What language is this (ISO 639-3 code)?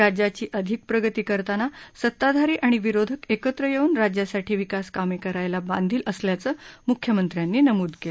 mar